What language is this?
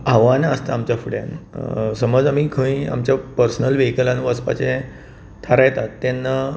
Konkani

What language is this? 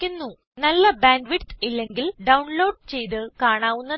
Malayalam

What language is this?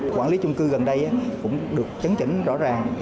Vietnamese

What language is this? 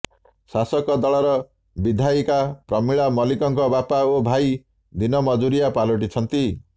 Odia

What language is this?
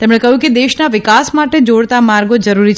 Gujarati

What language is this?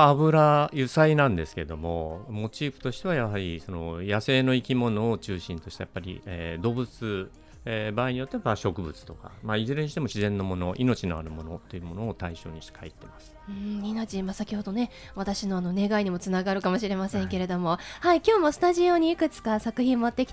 Japanese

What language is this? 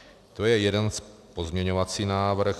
Czech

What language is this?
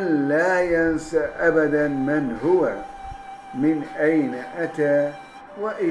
Turkish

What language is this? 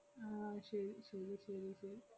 Malayalam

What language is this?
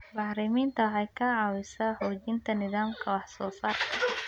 Somali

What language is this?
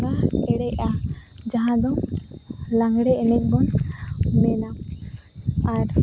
Santali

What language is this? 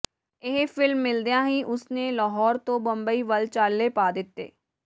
Punjabi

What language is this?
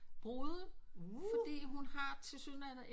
Danish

